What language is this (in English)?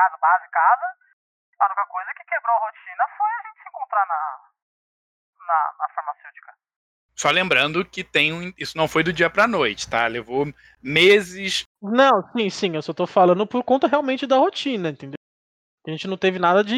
Portuguese